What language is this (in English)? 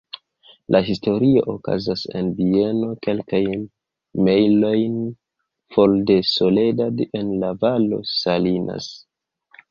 Esperanto